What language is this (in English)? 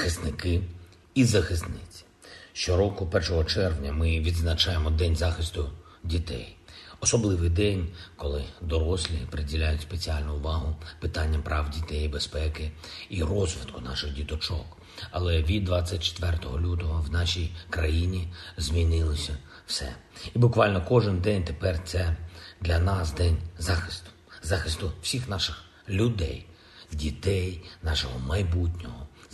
Ukrainian